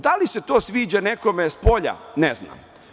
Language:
Serbian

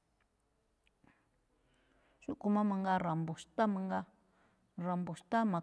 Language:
Malinaltepec Me'phaa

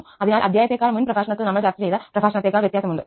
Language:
Malayalam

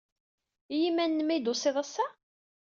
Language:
Kabyle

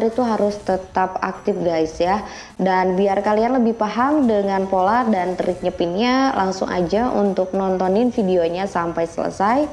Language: Indonesian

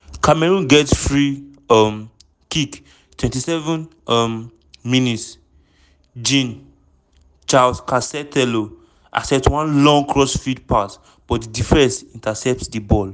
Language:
Nigerian Pidgin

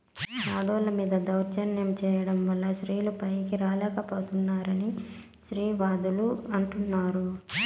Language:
Telugu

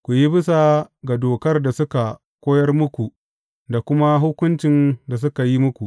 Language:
Hausa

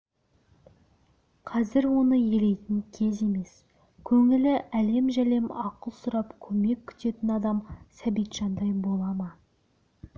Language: Kazakh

